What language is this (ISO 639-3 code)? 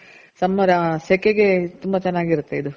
kan